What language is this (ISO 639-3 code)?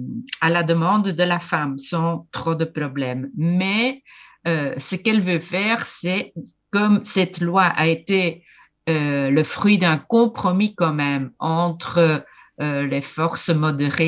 fra